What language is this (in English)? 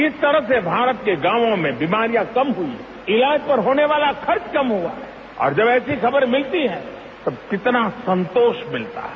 Hindi